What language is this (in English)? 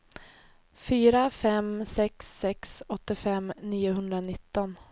Swedish